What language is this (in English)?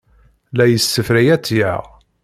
Kabyle